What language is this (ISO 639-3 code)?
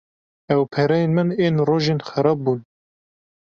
kur